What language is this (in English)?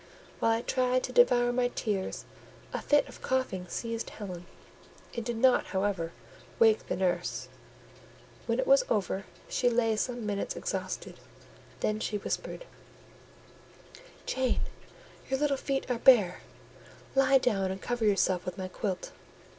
English